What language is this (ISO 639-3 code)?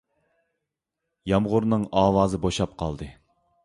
uig